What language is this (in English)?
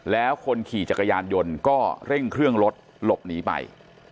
Thai